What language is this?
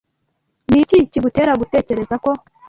Kinyarwanda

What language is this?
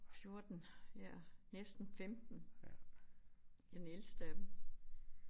Danish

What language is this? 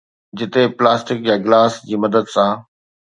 Sindhi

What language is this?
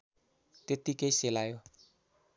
Nepali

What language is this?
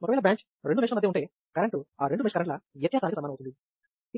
Telugu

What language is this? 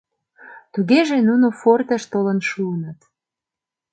Mari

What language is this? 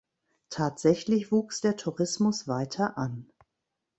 German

